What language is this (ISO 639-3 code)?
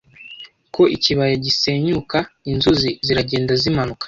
kin